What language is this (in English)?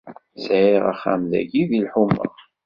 Kabyle